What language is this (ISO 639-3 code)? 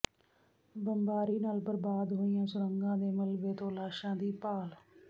pan